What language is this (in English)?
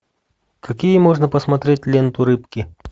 Russian